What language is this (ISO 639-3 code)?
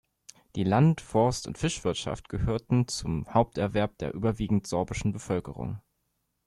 deu